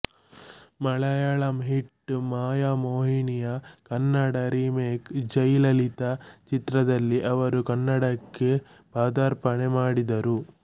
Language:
Kannada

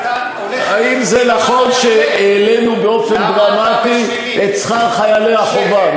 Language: Hebrew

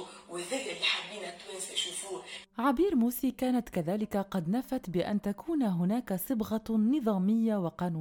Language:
Arabic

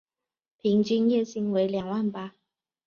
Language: Chinese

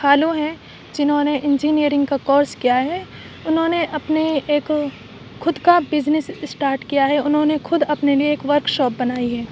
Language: Urdu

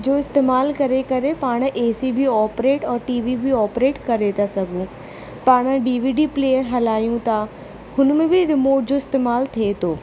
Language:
Sindhi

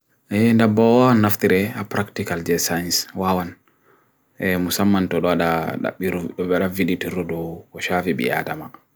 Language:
Bagirmi Fulfulde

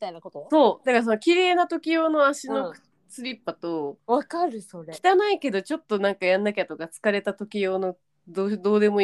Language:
Japanese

